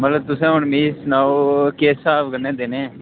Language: Dogri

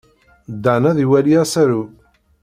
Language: Kabyle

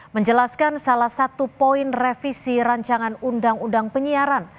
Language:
Indonesian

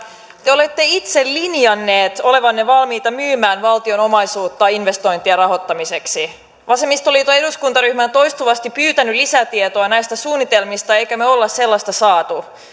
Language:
Finnish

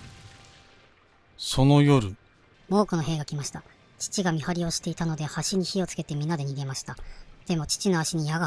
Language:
Japanese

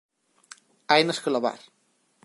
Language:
Galician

